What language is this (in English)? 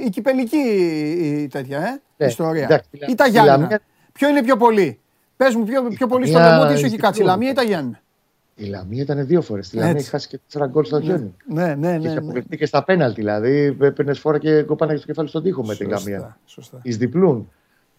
Greek